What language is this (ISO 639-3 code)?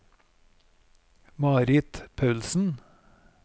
nor